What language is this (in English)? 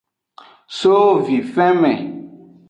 Aja (Benin)